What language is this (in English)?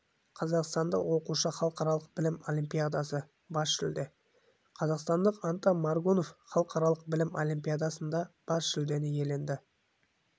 Kazakh